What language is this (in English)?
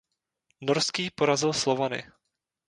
Czech